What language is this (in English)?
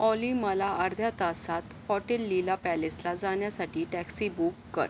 Marathi